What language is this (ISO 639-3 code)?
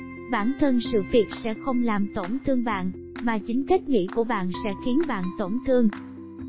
vie